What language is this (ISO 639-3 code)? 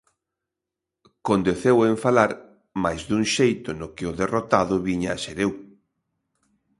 glg